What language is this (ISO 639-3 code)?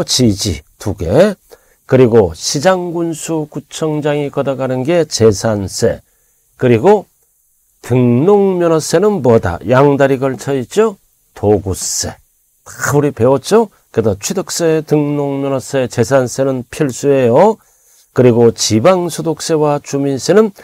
kor